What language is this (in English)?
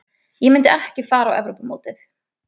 Icelandic